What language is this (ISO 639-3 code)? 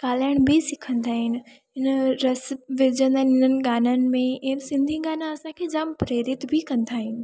snd